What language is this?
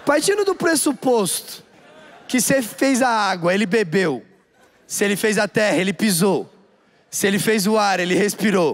Portuguese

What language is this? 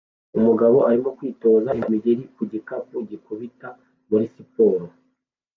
Kinyarwanda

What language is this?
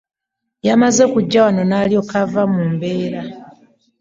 Ganda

